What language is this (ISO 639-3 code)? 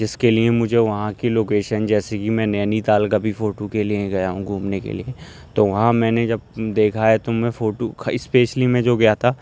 urd